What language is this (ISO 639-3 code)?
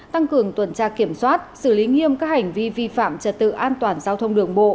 vie